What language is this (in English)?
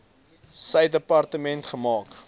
Afrikaans